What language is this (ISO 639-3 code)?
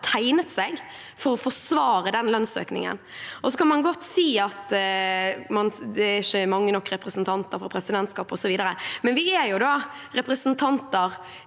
nor